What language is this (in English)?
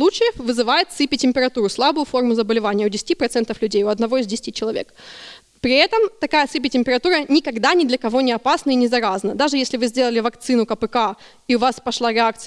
Russian